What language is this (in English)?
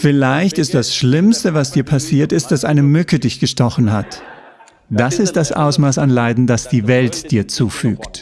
German